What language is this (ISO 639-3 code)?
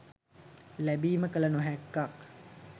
sin